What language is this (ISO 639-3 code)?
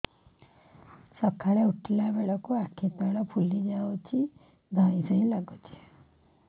ori